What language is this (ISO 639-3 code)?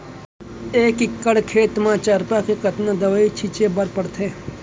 hne